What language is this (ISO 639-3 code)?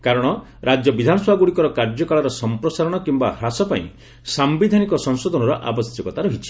ori